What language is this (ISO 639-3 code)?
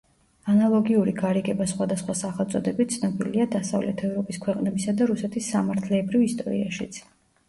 kat